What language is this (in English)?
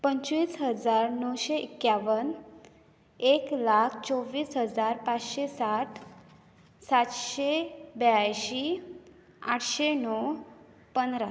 Konkani